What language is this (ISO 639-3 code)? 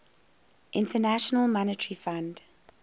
eng